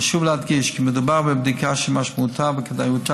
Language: Hebrew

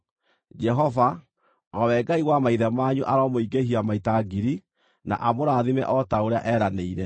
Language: Kikuyu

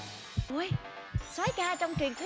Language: Vietnamese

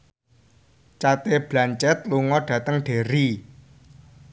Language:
Javanese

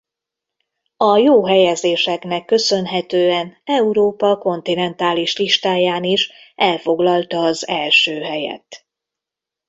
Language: Hungarian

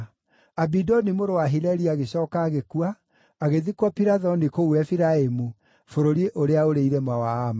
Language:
Kikuyu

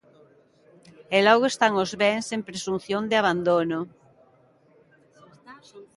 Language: Galician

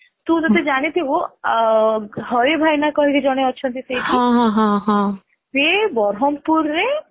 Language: Odia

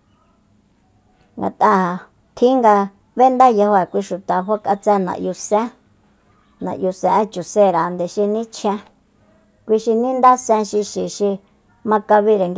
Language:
Soyaltepec Mazatec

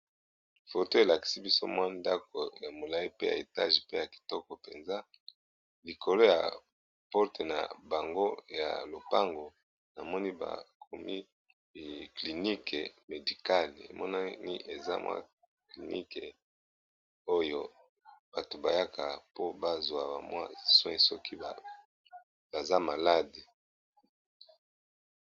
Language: Lingala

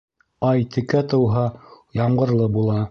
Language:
Bashkir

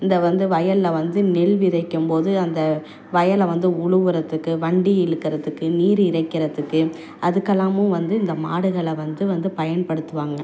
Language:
Tamil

